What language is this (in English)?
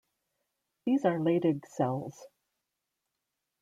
English